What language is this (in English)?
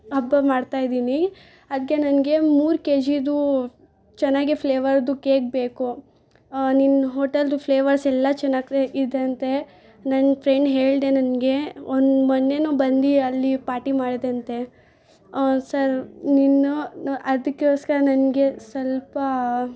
Kannada